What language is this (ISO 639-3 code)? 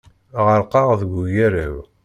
kab